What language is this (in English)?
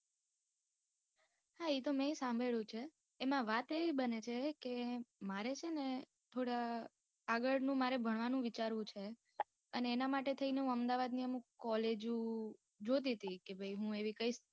Gujarati